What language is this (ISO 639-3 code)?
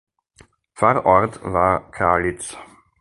deu